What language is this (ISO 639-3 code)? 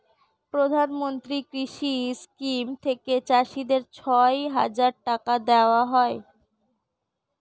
ben